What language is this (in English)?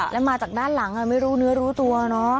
Thai